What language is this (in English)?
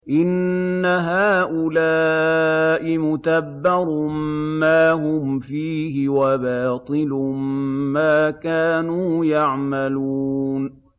Arabic